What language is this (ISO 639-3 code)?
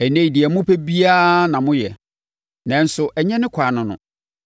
aka